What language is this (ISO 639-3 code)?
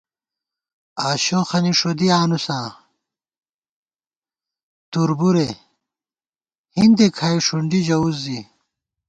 gwt